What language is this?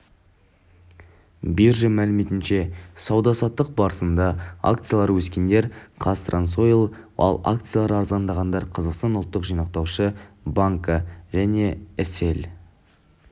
Kazakh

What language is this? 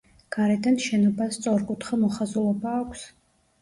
Georgian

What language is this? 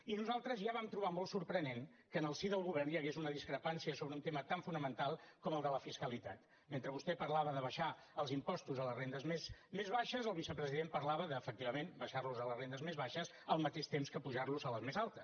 Catalan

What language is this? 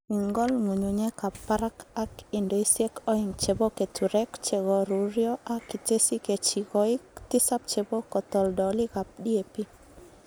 Kalenjin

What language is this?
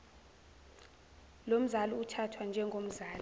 Zulu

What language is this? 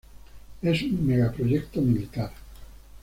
Spanish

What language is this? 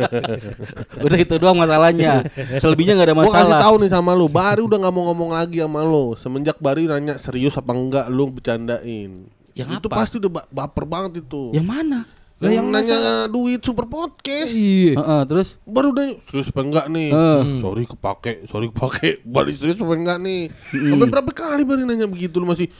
Indonesian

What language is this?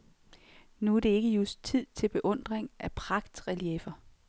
Danish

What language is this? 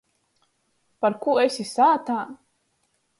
Latgalian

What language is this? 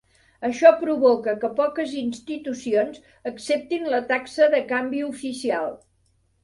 Catalan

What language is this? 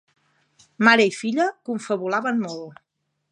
Catalan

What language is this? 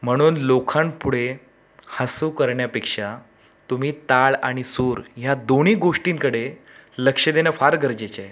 Marathi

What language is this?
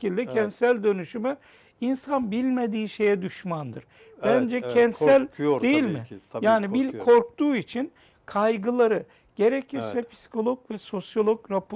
Turkish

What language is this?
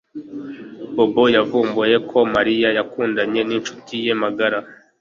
Kinyarwanda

